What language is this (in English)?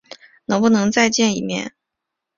Chinese